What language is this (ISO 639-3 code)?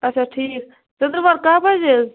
kas